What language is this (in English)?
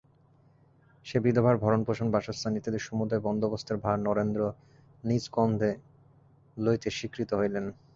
Bangla